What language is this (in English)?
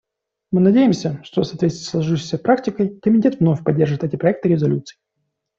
Russian